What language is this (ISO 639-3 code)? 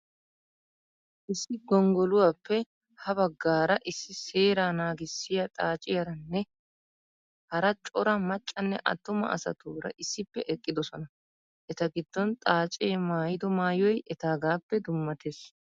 wal